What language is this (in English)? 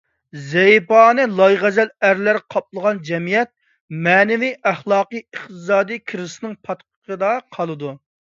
Uyghur